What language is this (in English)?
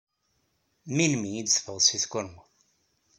Kabyle